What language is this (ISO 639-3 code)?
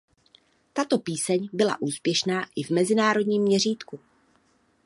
ces